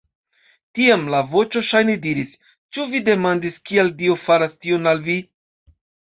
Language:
Esperanto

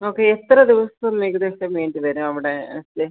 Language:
Malayalam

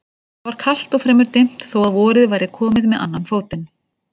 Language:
Icelandic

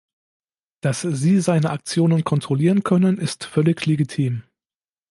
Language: German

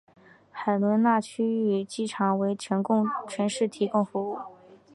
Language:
Chinese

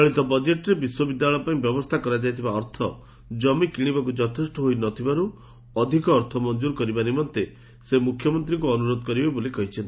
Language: Odia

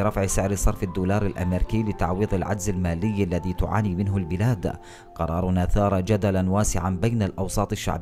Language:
Arabic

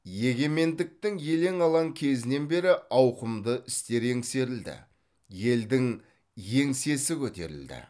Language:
Kazakh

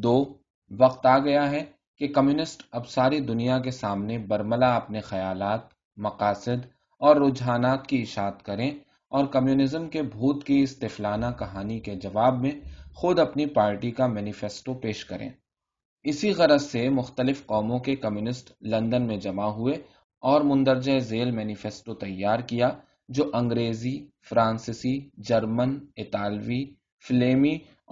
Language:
Urdu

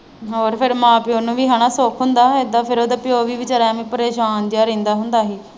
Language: Punjabi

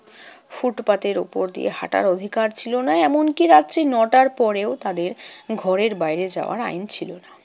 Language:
Bangla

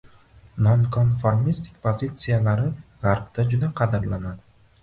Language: Uzbek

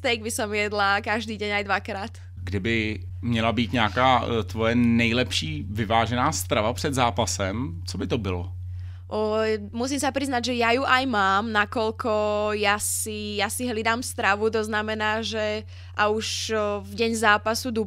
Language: Czech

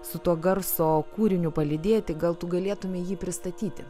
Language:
Lithuanian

